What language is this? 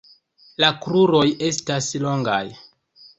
Esperanto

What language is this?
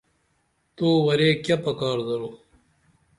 Dameli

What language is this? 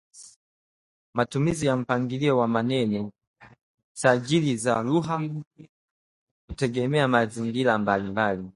Swahili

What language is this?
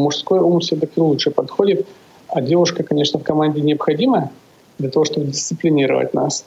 Russian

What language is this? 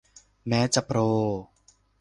Thai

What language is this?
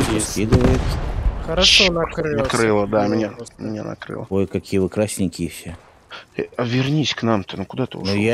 Russian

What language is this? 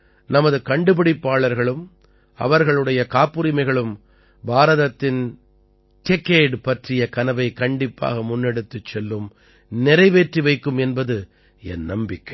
Tamil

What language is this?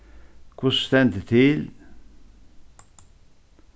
Faroese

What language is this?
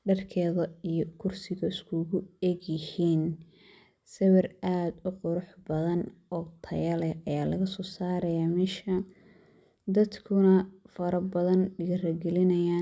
Somali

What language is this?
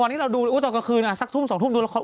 Thai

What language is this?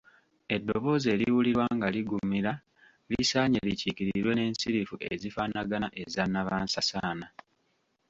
Ganda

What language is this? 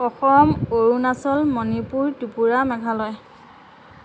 Assamese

